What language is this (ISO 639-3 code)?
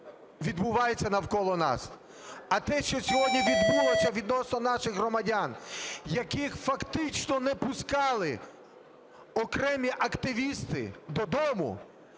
ukr